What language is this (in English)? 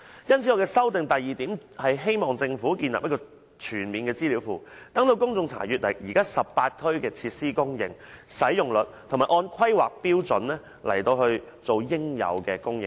Cantonese